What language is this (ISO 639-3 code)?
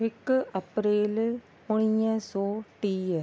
snd